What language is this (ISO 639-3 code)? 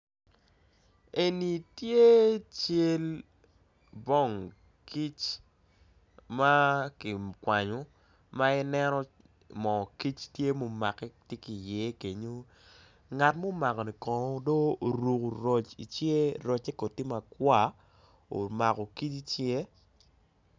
ach